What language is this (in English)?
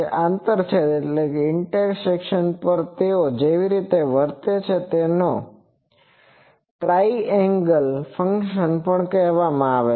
Gujarati